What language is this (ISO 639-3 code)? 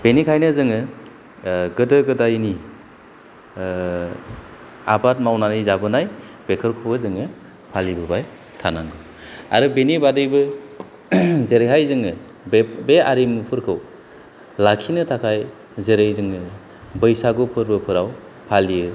brx